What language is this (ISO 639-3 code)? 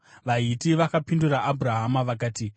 sna